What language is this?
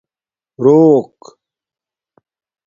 Domaaki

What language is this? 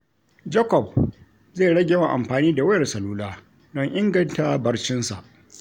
Hausa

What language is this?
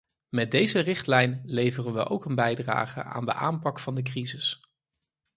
Dutch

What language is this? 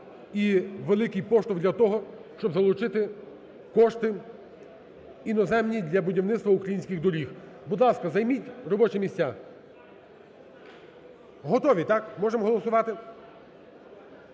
Ukrainian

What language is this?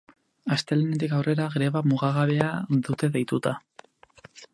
Basque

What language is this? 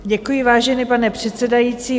Czech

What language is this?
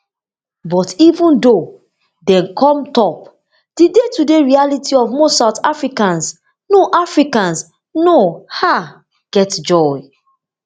Nigerian Pidgin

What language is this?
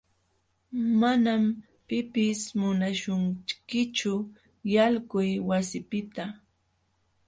Jauja Wanca Quechua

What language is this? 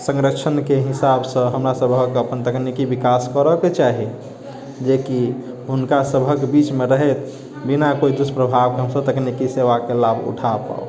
Maithili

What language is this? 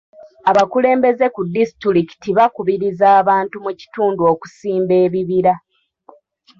Ganda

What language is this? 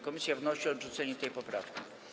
Polish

